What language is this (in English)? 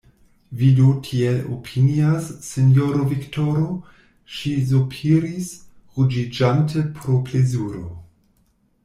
Esperanto